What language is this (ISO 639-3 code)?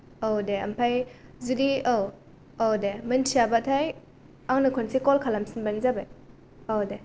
brx